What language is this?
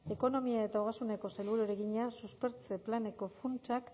Basque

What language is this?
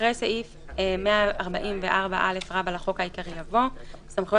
Hebrew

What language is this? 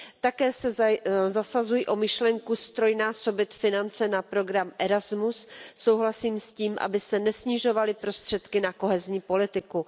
Czech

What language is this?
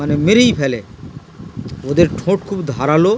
Bangla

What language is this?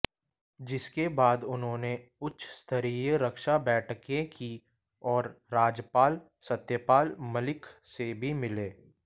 Hindi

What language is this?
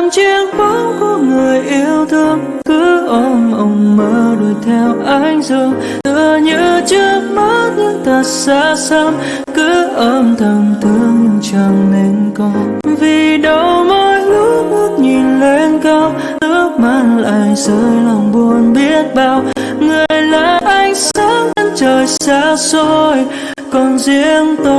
Vietnamese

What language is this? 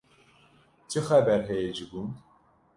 Kurdish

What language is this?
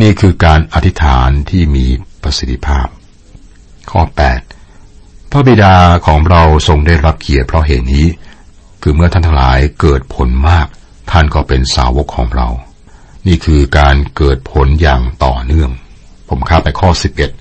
Thai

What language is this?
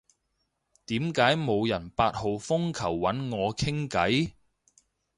Cantonese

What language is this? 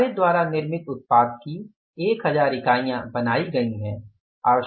Hindi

